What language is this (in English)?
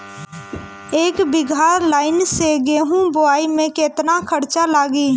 Bhojpuri